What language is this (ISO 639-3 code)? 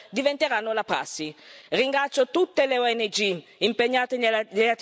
ita